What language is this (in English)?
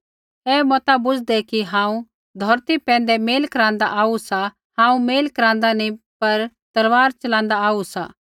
Kullu Pahari